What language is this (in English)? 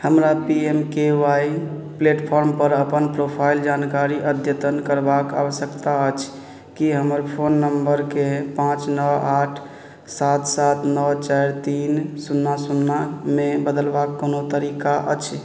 Maithili